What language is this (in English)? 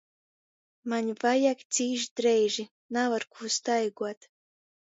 Latgalian